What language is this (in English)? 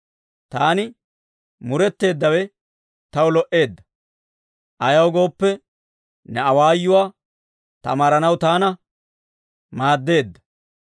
Dawro